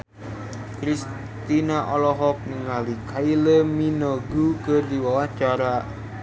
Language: Sundanese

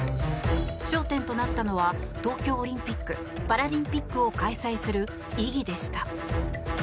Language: Japanese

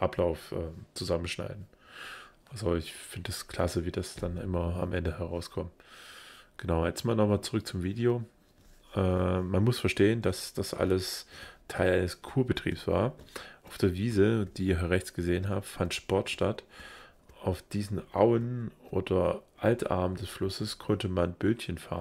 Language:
German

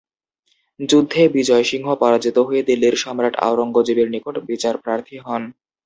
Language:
Bangla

